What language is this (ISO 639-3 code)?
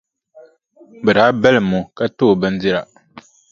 dag